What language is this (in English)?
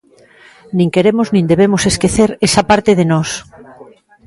Galician